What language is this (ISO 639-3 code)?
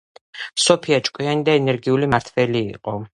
kat